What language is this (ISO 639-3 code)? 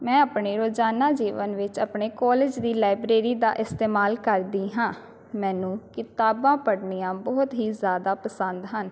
pan